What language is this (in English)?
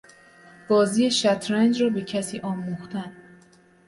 Persian